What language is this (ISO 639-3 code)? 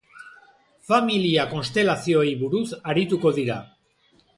eus